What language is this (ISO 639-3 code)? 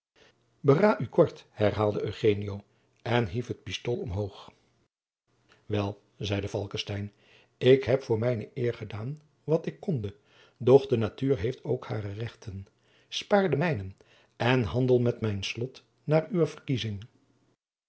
nld